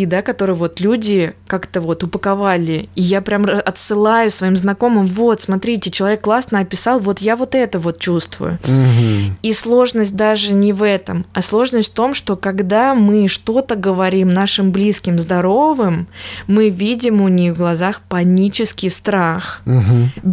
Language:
Russian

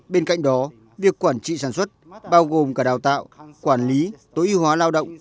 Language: Vietnamese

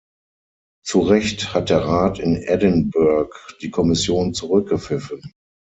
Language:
German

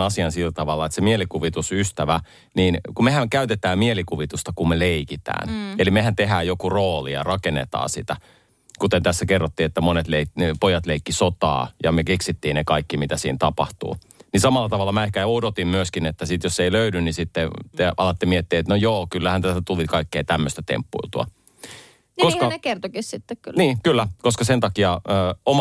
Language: Finnish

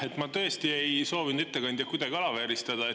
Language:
Estonian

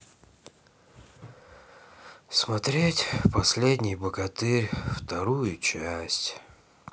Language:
Russian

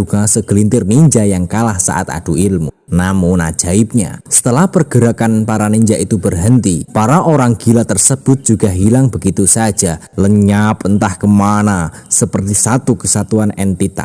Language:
Indonesian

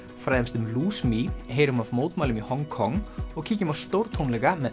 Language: Icelandic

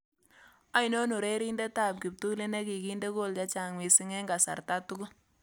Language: Kalenjin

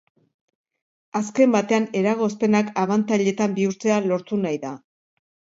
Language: Basque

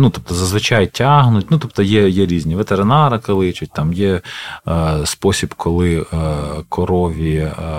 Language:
Ukrainian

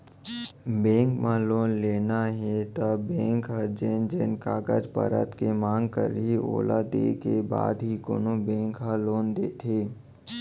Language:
Chhattisgarhi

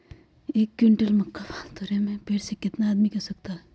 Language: Magahi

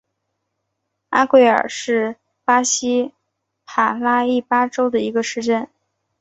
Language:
Chinese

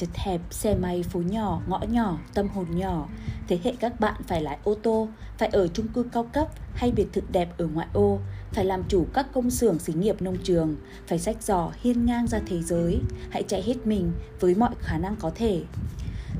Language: Vietnamese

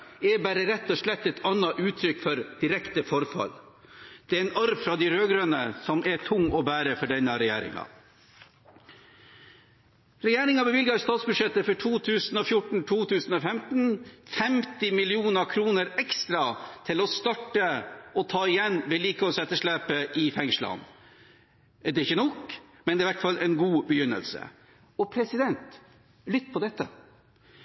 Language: Norwegian Bokmål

